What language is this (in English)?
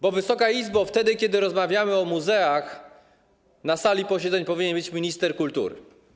Polish